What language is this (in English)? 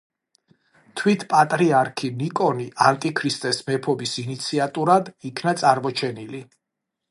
Georgian